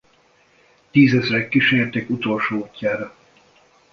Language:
Hungarian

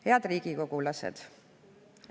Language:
Estonian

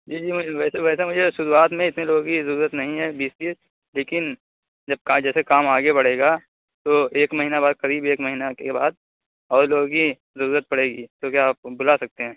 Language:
Urdu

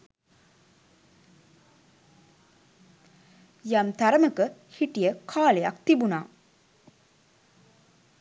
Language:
Sinhala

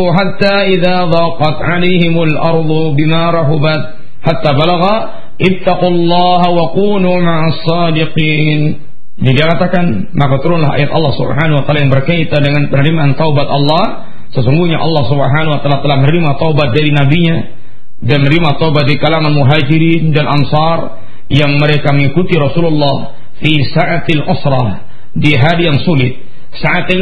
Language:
Malay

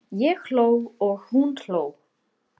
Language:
Icelandic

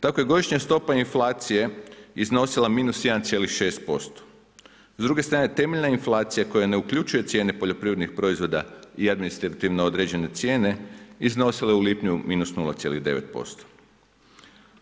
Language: Croatian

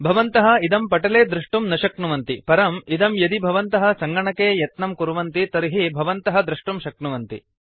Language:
Sanskrit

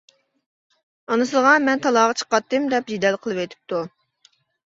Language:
Uyghur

